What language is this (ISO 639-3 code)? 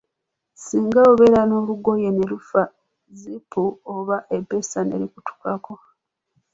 lug